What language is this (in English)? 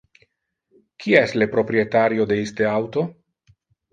Interlingua